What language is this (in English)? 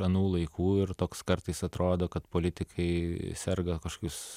Lithuanian